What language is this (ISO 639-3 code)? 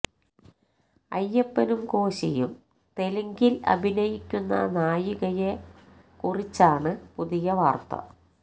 mal